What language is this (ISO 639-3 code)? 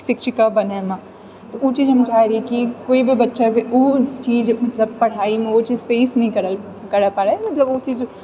mai